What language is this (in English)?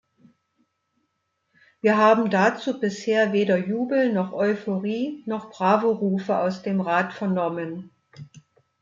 German